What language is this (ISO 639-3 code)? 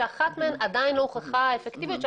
heb